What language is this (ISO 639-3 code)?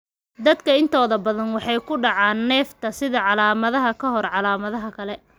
som